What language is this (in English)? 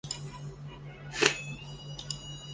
Chinese